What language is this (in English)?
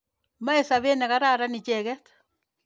Kalenjin